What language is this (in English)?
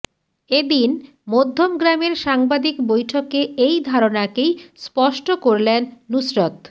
Bangla